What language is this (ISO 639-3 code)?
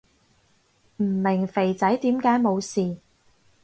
yue